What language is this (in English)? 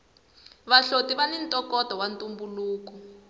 Tsonga